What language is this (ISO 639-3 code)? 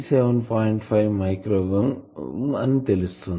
tel